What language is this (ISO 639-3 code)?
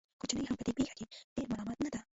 pus